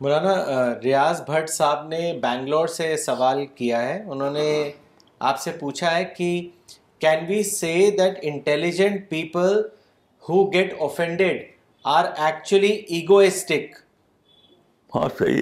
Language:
Urdu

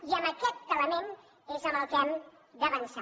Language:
Catalan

